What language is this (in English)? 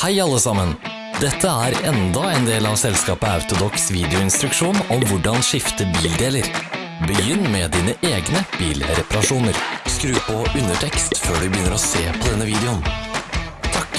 Norwegian